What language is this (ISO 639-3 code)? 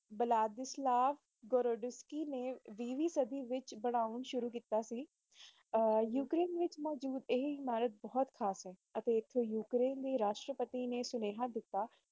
pan